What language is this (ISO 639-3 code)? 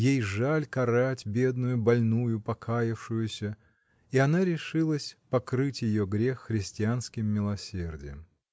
rus